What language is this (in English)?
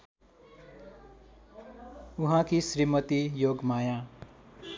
Nepali